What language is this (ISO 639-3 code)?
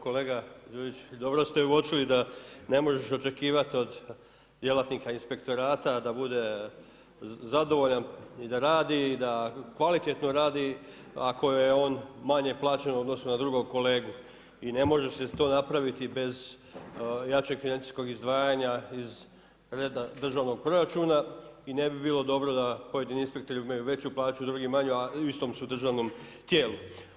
hrv